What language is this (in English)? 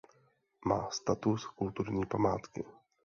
Czech